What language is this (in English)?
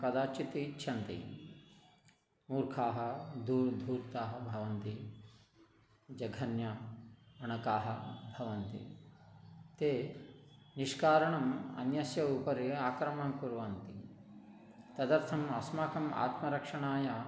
Sanskrit